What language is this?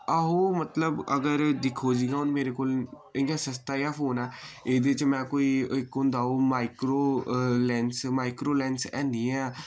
Dogri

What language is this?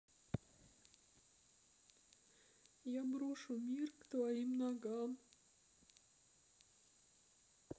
Russian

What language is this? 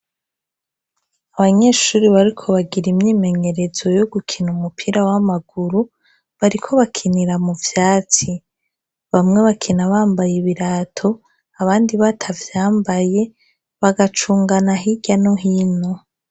Rundi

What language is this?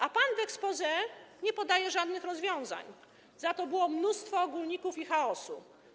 Polish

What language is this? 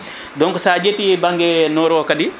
Fula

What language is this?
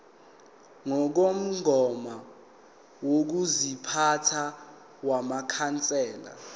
Zulu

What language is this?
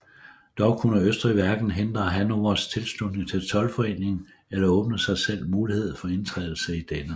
Danish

